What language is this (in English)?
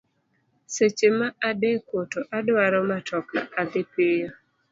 Luo (Kenya and Tanzania)